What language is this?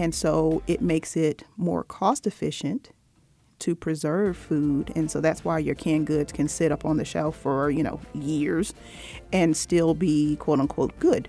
English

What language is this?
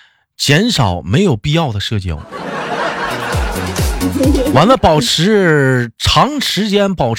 Chinese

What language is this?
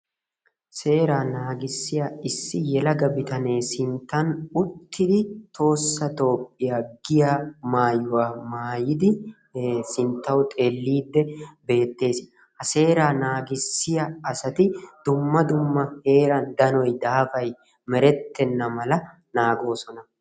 Wolaytta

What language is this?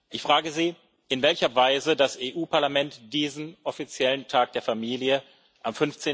German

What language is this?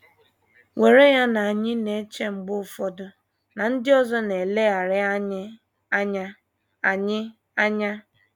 Igbo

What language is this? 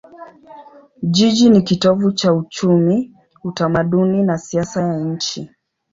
Swahili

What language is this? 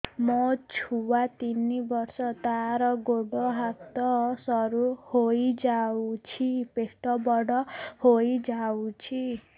Odia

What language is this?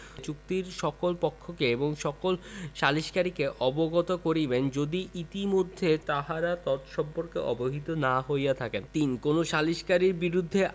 Bangla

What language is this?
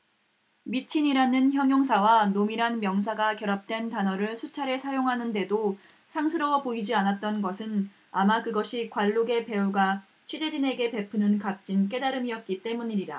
Korean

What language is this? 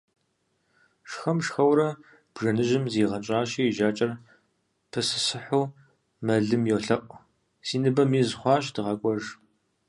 Kabardian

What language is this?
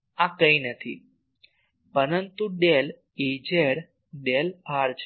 Gujarati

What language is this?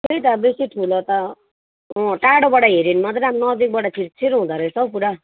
Nepali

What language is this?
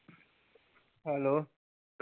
Punjabi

